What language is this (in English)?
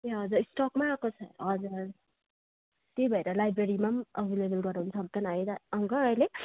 Nepali